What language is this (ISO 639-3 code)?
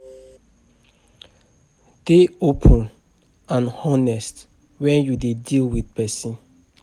pcm